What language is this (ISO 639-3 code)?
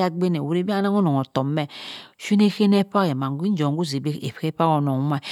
mfn